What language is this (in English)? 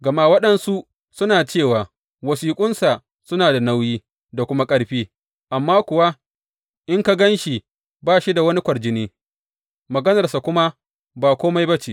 Hausa